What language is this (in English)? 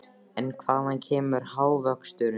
Icelandic